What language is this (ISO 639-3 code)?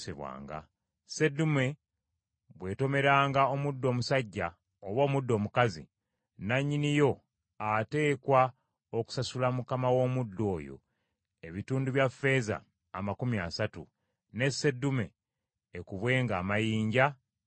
lug